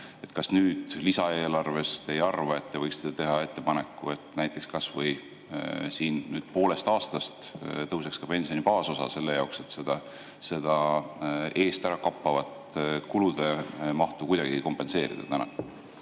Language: Estonian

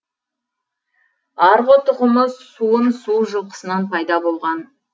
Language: Kazakh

